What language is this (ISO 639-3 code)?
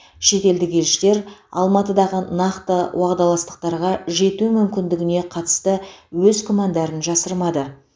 kaz